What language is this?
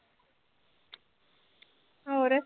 Punjabi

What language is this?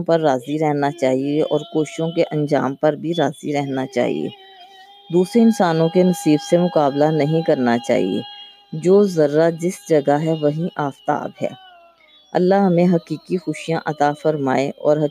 Urdu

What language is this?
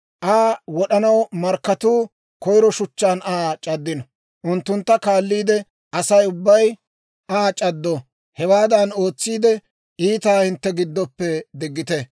Dawro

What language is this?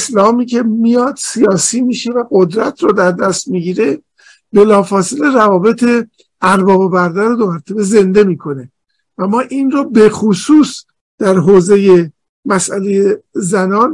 Persian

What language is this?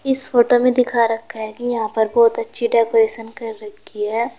Hindi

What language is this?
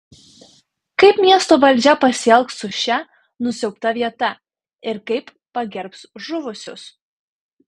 Lithuanian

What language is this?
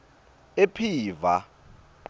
Swati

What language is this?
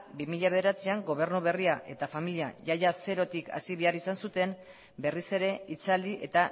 Basque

